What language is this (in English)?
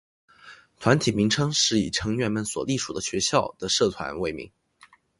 Chinese